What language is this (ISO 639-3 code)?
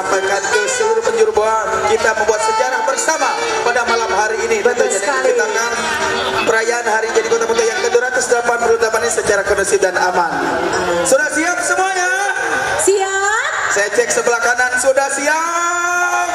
ind